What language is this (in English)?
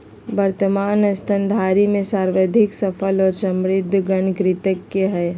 Magahi